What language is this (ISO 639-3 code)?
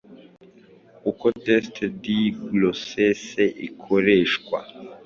kin